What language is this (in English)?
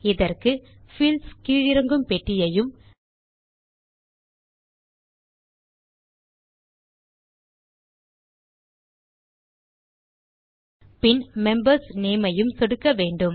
Tamil